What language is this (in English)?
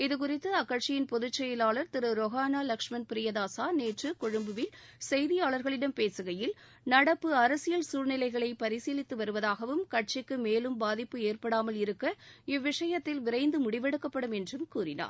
Tamil